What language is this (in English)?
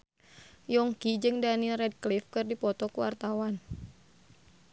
Sundanese